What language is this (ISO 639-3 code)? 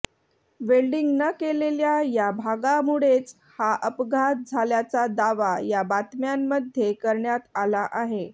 mar